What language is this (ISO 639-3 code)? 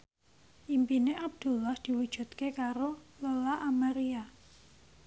jav